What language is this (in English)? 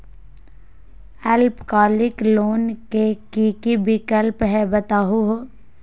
Magahi